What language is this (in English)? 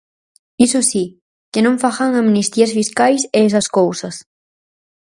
Galician